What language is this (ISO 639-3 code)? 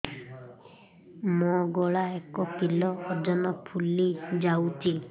ori